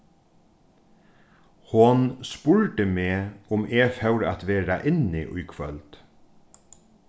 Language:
Faroese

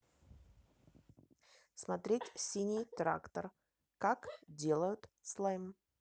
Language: Russian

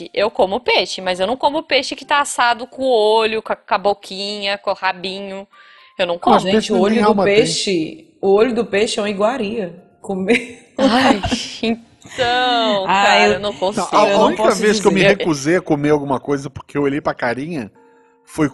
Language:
Portuguese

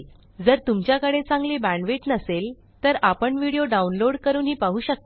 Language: Marathi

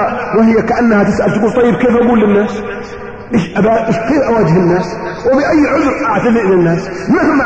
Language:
Arabic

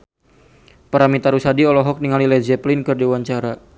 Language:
Sundanese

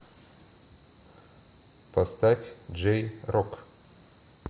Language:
Russian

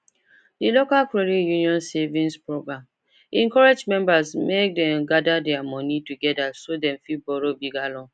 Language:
Nigerian Pidgin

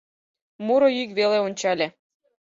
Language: Mari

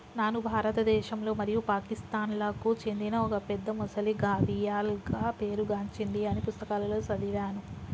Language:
Telugu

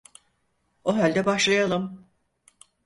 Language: Turkish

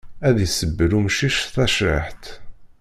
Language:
Kabyle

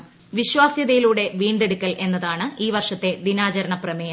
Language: Malayalam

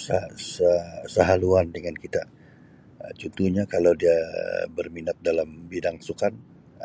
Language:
Sabah Malay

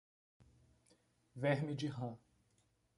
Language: Portuguese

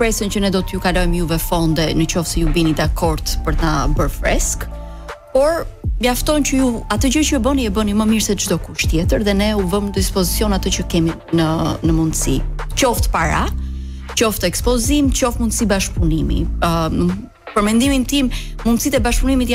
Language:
Romanian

